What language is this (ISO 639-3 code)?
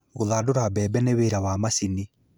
kik